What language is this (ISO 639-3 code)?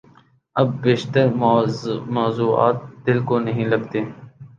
urd